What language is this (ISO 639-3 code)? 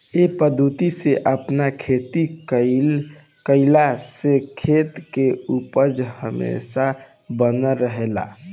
bho